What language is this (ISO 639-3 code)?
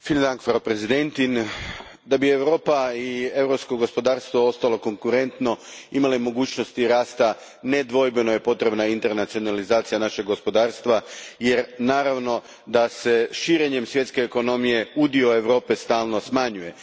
hrv